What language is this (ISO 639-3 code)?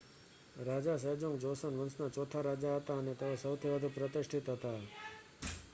guj